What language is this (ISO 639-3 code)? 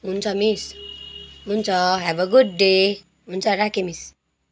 nep